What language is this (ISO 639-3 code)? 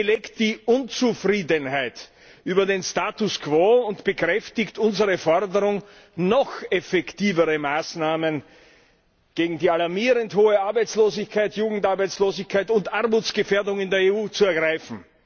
deu